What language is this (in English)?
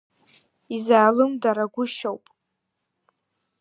Abkhazian